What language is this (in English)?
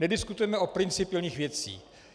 Czech